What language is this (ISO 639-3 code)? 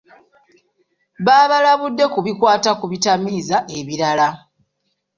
lug